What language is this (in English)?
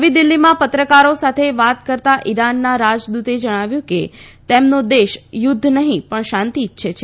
Gujarati